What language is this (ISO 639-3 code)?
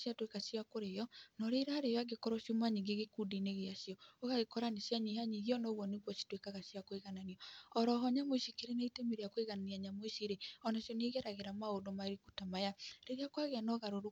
kik